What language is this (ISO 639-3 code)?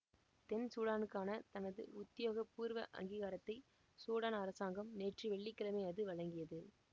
tam